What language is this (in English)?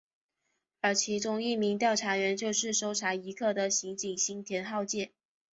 Chinese